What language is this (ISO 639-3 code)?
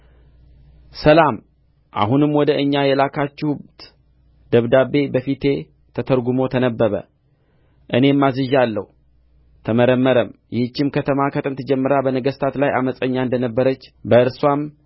amh